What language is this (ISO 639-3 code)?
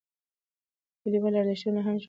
pus